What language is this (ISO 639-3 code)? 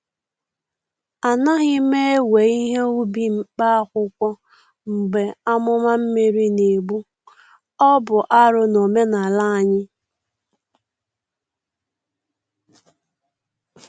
ibo